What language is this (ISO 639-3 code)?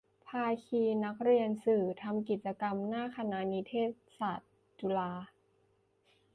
tha